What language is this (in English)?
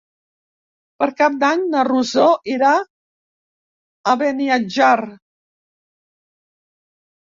Catalan